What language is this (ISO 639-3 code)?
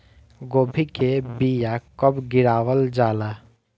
bho